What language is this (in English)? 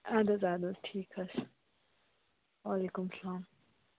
Kashmiri